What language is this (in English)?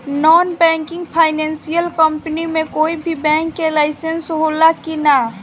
Bhojpuri